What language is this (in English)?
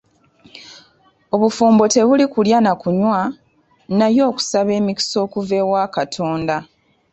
Ganda